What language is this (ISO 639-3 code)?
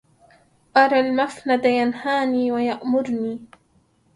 ara